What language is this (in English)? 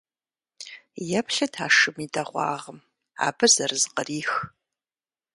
Kabardian